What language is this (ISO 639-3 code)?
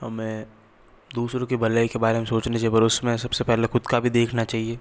hin